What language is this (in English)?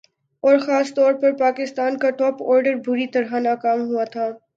Urdu